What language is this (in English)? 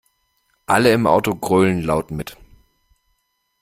German